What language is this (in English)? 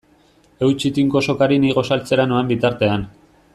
Basque